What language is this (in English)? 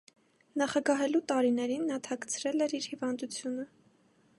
Armenian